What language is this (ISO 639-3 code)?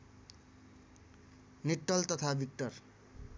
nep